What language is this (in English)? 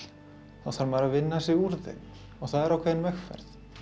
Icelandic